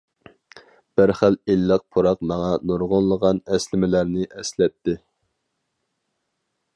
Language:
Uyghur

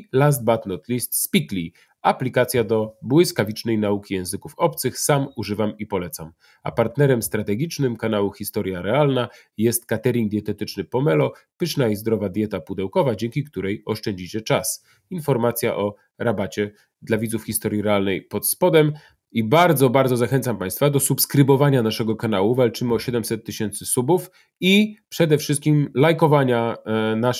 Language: Polish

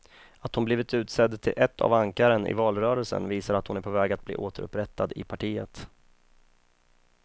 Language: Swedish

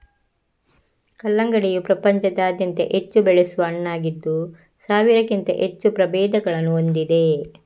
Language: Kannada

